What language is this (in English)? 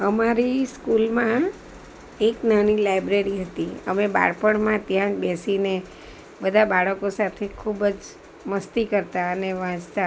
Gujarati